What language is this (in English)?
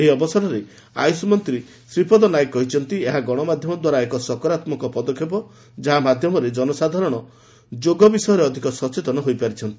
Odia